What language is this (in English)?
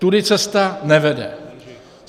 Czech